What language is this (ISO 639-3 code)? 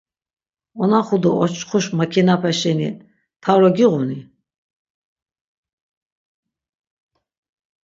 lzz